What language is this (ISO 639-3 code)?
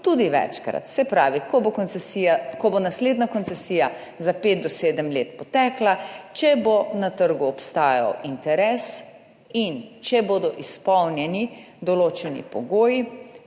slv